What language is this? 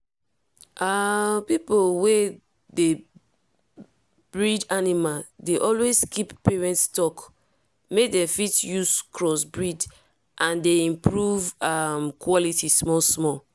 Nigerian Pidgin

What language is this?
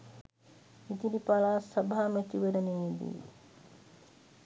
Sinhala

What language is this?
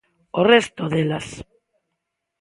Galician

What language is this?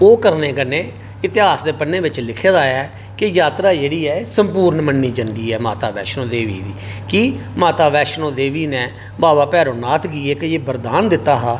Dogri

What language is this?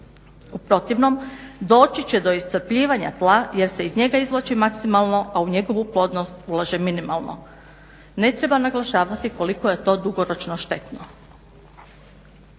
Croatian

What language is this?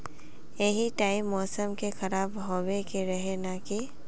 Magahi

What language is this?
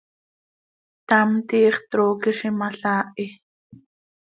Seri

